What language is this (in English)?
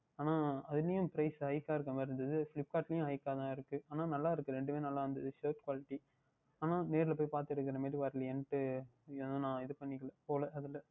Tamil